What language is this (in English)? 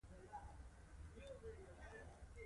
Pashto